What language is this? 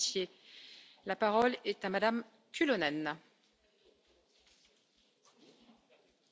Finnish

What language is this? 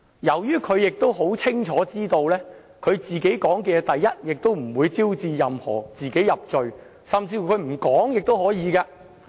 Cantonese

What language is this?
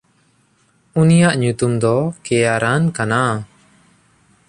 Santali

